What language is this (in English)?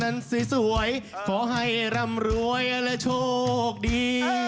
Thai